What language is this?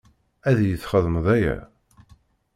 Kabyle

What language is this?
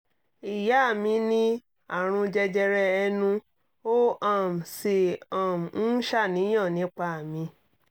Yoruba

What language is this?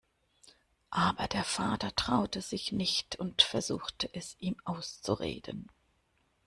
German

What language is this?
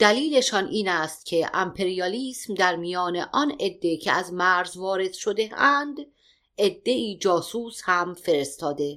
Persian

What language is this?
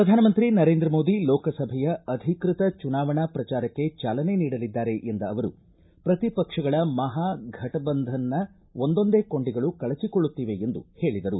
Kannada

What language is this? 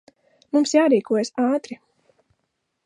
Latvian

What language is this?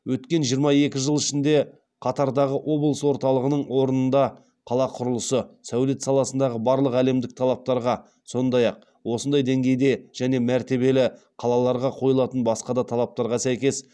Kazakh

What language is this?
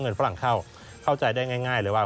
Thai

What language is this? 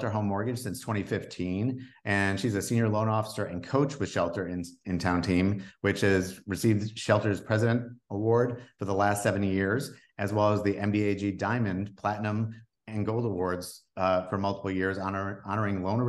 English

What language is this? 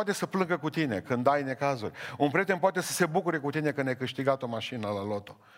Romanian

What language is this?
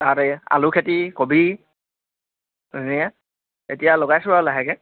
Assamese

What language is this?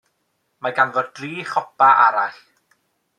Welsh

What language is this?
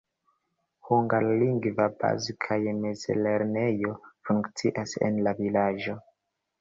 Esperanto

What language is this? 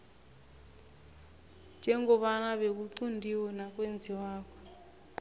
South Ndebele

